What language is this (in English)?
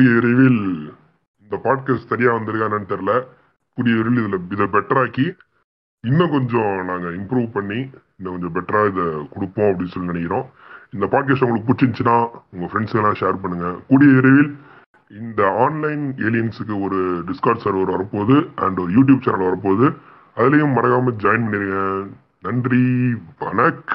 Tamil